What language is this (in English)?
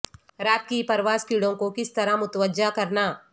Urdu